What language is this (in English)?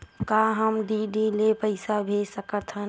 Chhattisgarhi